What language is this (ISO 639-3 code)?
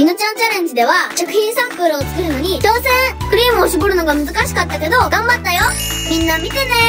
jpn